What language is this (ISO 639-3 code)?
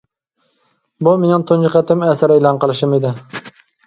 uig